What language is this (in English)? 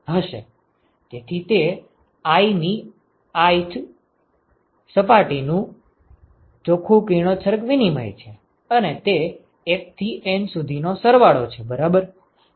Gujarati